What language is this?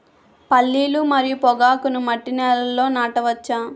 Telugu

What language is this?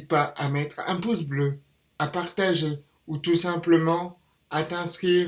French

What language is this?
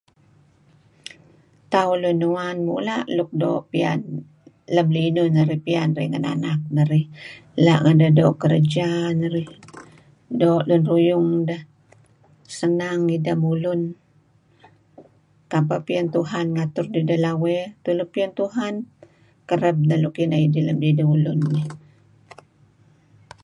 Kelabit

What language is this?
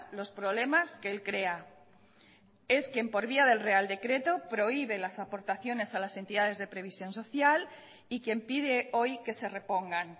Spanish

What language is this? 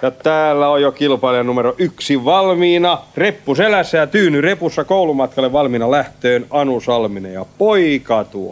Finnish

